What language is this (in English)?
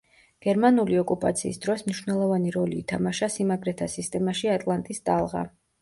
Georgian